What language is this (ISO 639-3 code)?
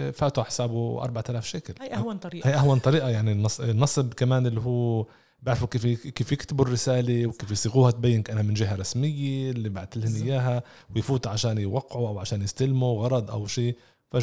ara